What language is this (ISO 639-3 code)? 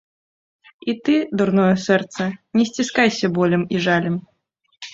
bel